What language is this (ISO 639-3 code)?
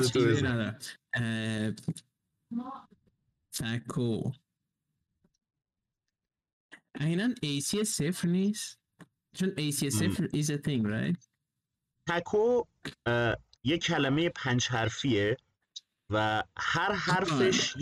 fas